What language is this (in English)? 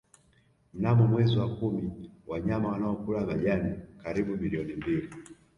Swahili